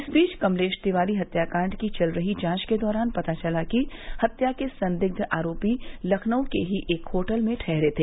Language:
Hindi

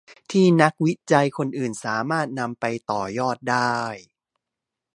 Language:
Thai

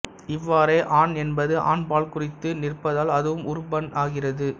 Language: Tamil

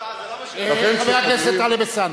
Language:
Hebrew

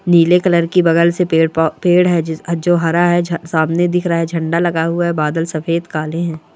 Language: Marwari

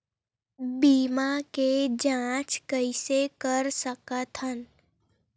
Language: Chhattisgarhi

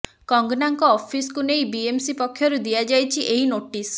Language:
Odia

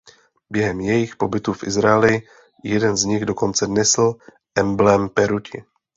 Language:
Czech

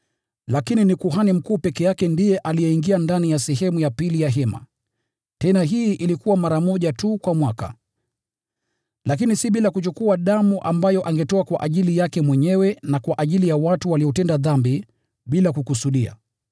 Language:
Swahili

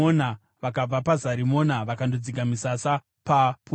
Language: Shona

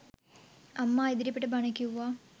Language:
Sinhala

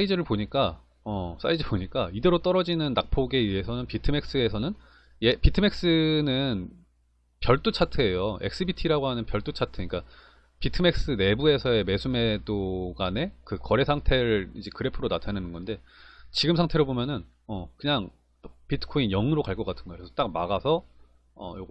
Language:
Korean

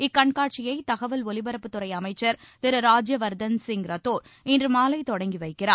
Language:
Tamil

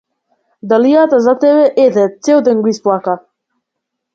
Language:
Macedonian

